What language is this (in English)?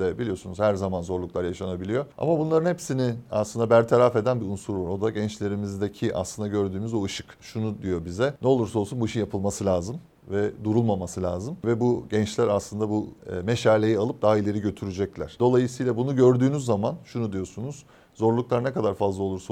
Turkish